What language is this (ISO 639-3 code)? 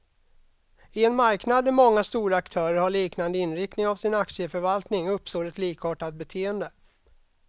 swe